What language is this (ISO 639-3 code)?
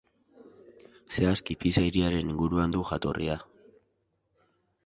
eus